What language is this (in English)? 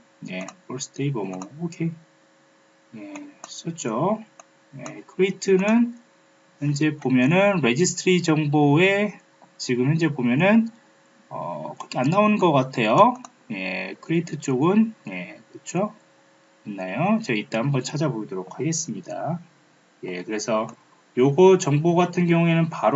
Korean